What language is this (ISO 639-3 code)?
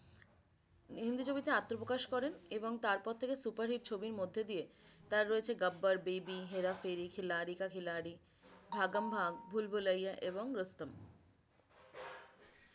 ben